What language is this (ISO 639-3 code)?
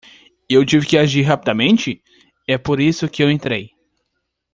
por